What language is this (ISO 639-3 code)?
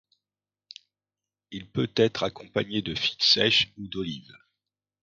fra